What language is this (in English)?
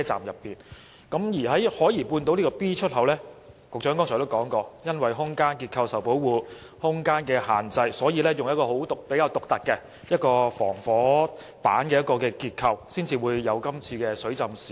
Cantonese